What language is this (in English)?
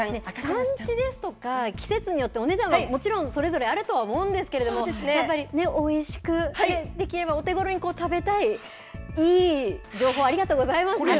Japanese